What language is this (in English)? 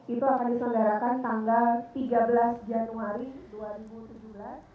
Indonesian